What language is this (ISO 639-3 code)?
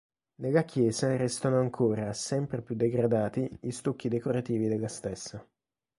ita